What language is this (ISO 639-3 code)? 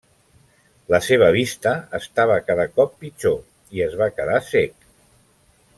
cat